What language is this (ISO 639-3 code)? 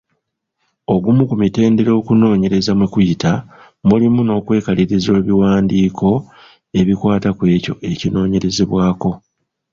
lug